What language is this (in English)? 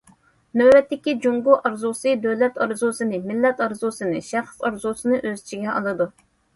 Uyghur